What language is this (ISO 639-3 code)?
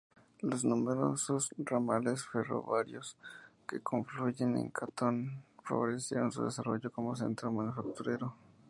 spa